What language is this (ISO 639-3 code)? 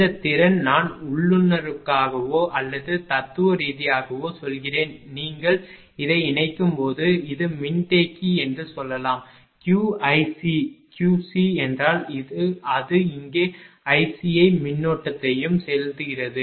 tam